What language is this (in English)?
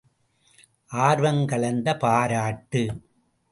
Tamil